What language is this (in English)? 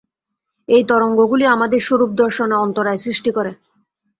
Bangla